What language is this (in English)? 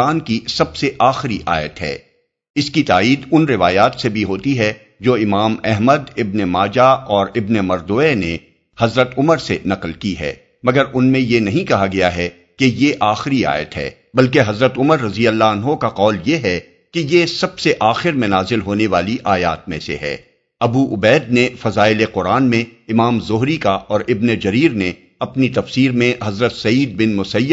Urdu